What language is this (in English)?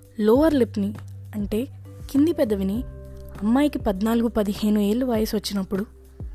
Telugu